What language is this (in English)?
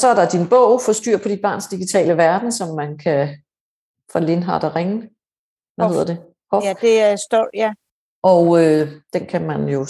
Danish